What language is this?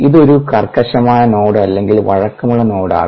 Malayalam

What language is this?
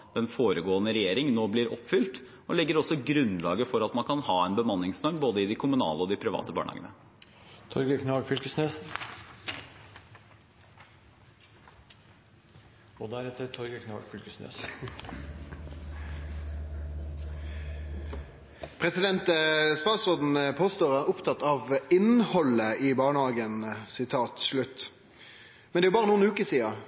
Norwegian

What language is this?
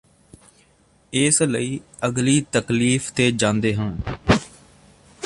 Punjabi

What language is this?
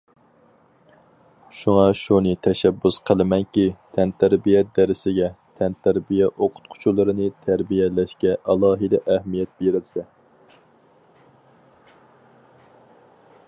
Uyghur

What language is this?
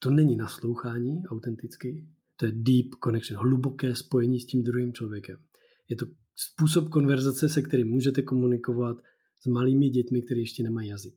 Czech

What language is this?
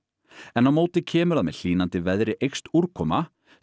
Icelandic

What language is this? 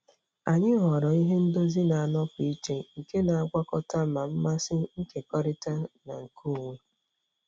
Igbo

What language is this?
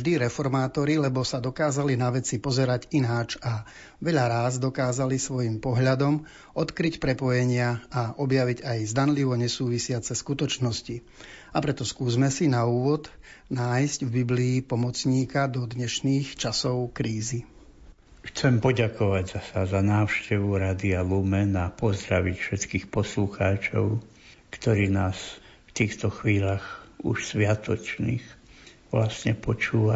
Slovak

